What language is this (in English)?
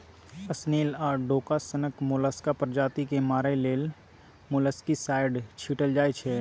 Maithili